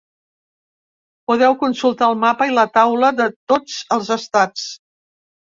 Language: Catalan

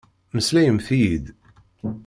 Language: Kabyle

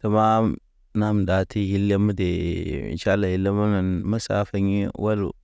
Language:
Naba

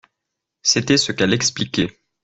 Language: French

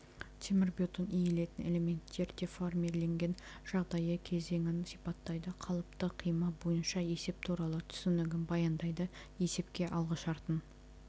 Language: Kazakh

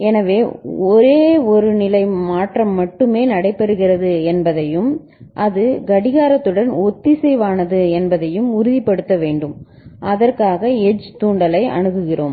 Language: Tamil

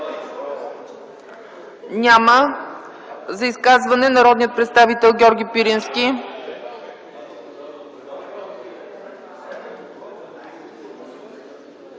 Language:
Bulgarian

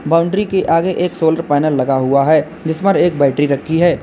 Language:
Hindi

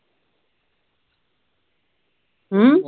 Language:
Punjabi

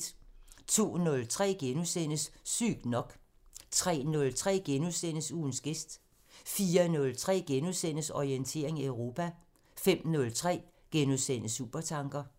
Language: Danish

